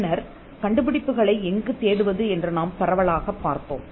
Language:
Tamil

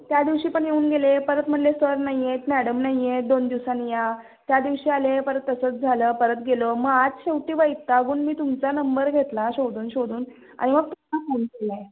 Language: Marathi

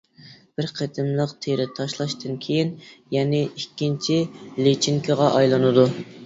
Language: Uyghur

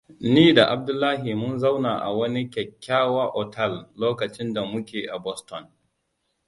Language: Hausa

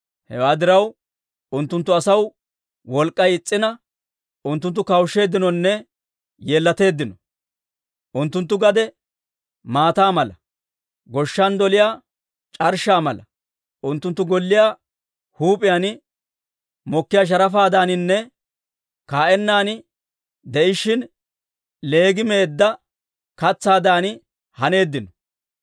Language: Dawro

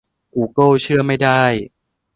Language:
Thai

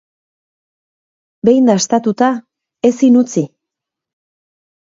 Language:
Basque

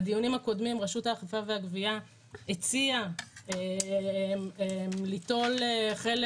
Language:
Hebrew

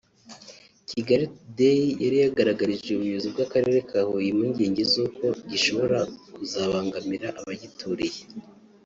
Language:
Kinyarwanda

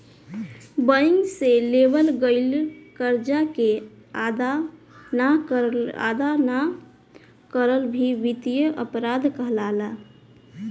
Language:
Bhojpuri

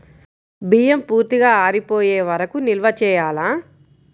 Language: Telugu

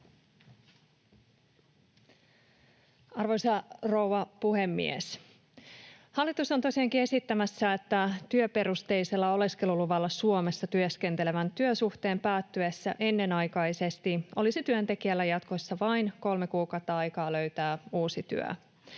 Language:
Finnish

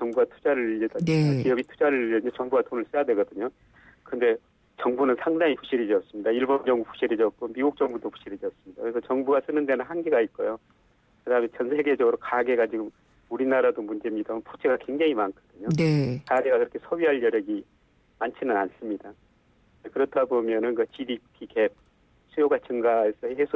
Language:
Korean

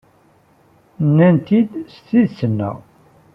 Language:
Kabyle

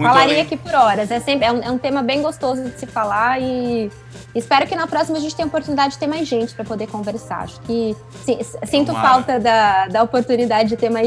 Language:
Portuguese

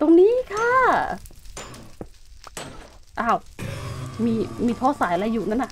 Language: Thai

